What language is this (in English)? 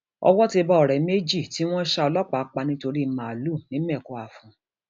Yoruba